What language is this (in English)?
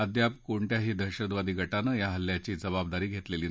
Marathi